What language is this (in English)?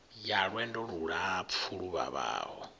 Venda